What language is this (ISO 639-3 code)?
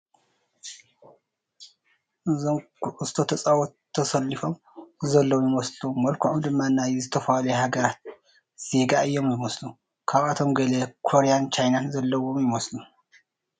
tir